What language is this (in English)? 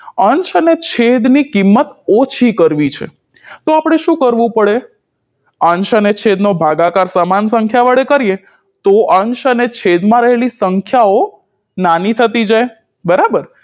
Gujarati